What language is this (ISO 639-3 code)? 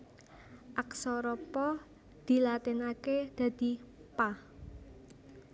jav